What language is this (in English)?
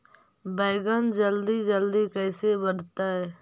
Magahi